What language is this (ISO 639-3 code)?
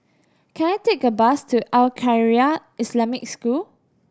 eng